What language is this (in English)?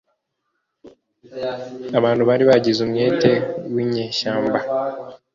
Kinyarwanda